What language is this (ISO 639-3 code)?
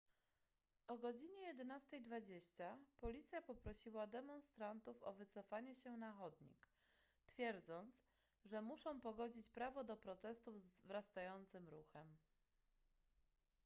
pol